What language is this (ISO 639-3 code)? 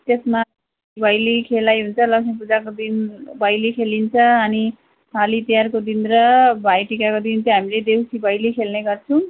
nep